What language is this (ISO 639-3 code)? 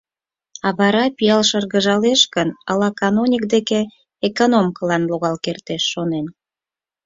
chm